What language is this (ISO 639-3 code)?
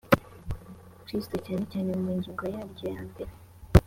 kin